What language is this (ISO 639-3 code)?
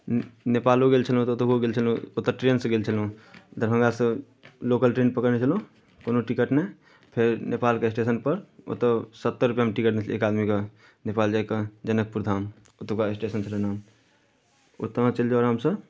mai